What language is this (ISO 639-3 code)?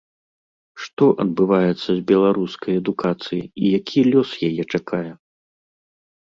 bel